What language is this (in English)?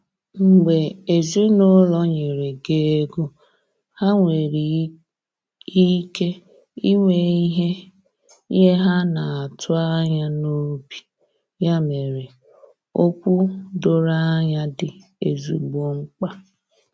Igbo